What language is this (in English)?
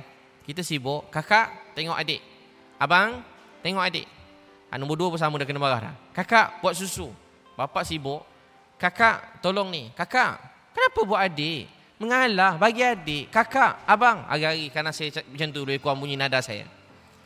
Malay